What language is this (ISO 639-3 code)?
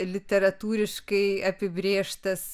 lit